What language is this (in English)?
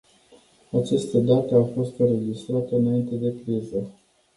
Romanian